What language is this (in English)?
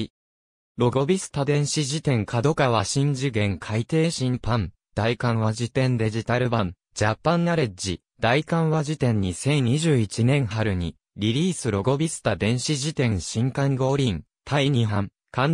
Japanese